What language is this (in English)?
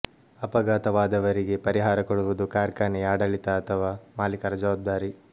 Kannada